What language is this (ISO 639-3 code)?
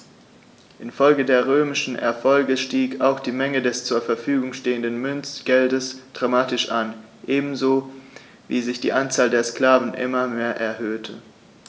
deu